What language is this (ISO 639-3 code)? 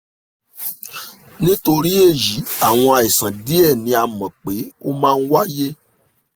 yor